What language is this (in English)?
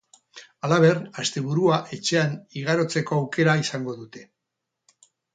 Basque